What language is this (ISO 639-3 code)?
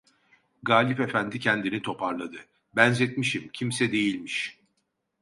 tur